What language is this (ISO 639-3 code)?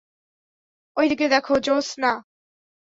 ben